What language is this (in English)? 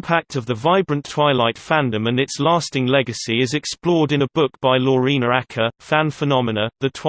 English